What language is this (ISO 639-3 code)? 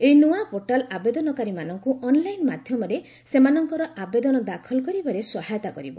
ori